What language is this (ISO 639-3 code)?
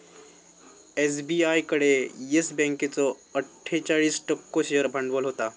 mar